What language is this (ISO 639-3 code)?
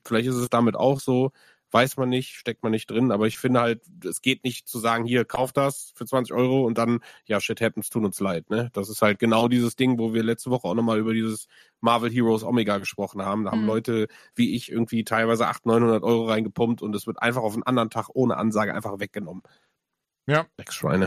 deu